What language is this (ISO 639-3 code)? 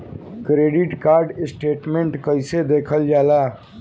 bho